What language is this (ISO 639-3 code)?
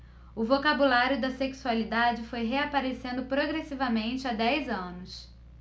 por